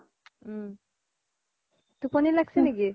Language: Assamese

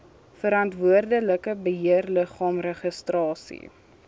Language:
Afrikaans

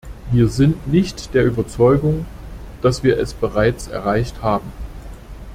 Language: German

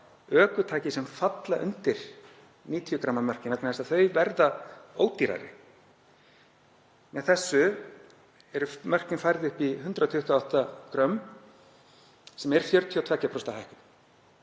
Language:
Icelandic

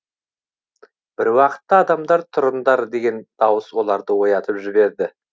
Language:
Kazakh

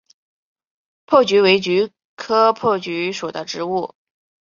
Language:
Chinese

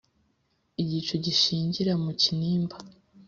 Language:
Kinyarwanda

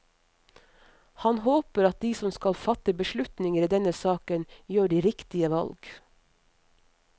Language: Norwegian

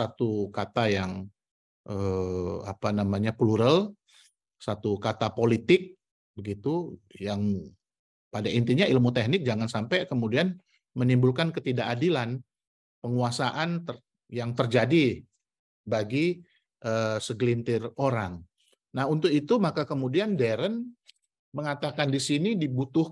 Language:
Indonesian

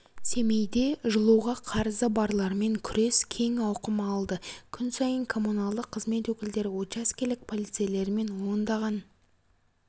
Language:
Kazakh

